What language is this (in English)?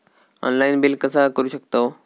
Marathi